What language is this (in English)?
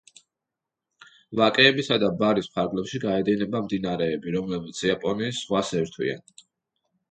Georgian